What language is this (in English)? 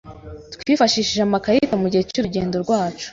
Kinyarwanda